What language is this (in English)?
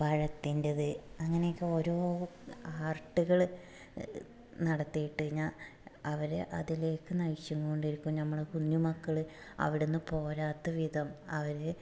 Malayalam